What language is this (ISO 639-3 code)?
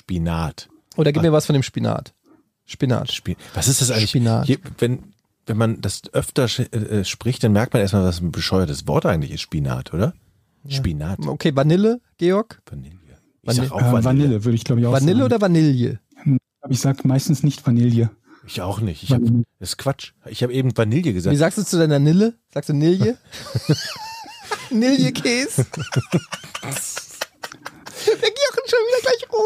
deu